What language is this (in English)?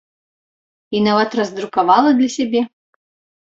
Belarusian